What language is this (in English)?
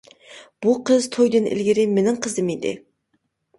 Uyghur